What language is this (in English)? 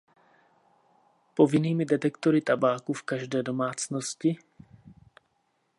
Czech